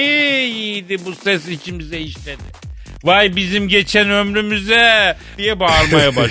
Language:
Turkish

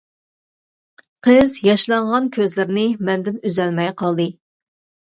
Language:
Uyghur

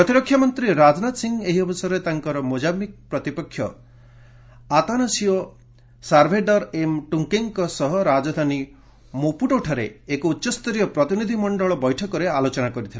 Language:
Odia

